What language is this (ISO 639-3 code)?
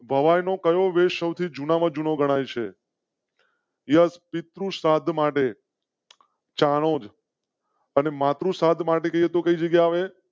guj